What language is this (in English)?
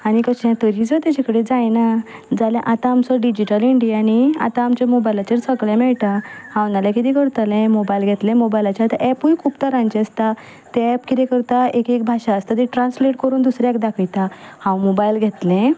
Konkani